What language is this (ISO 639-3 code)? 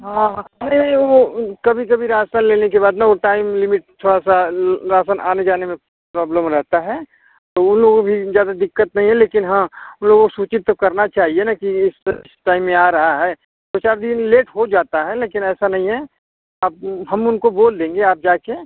hin